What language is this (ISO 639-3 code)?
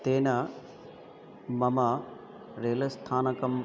san